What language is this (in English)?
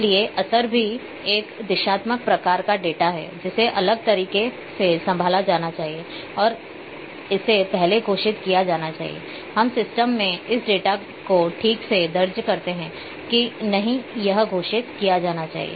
Hindi